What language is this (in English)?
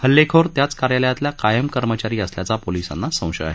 Marathi